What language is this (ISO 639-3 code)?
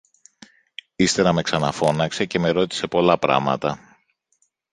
ell